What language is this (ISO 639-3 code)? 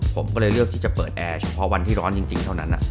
tha